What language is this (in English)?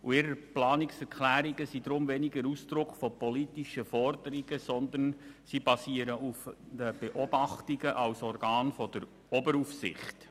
Swiss German